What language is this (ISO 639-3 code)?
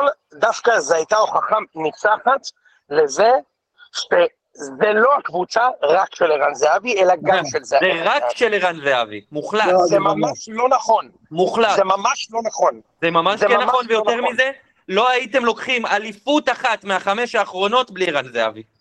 heb